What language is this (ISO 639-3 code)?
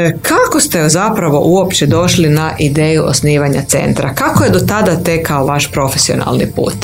hrv